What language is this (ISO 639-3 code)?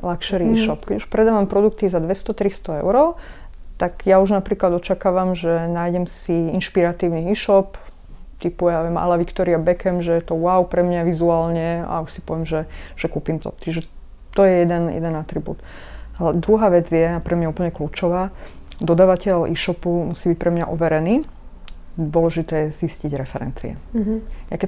slk